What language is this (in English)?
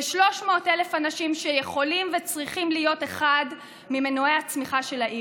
Hebrew